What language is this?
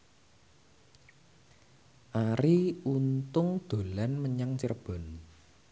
Javanese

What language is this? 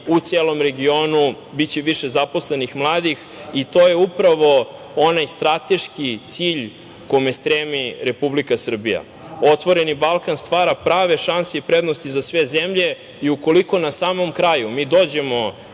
Serbian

